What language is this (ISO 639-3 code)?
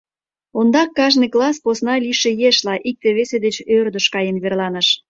chm